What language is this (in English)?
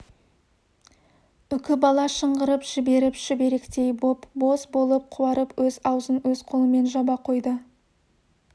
Kazakh